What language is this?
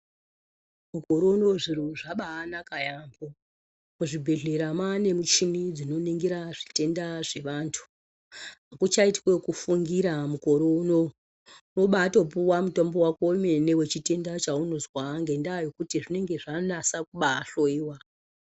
Ndau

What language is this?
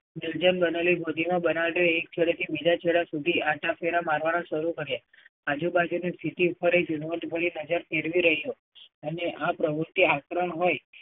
Gujarati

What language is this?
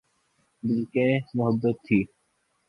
Urdu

